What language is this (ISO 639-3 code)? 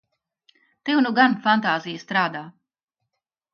lav